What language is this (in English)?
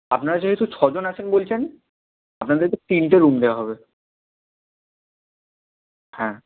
Bangla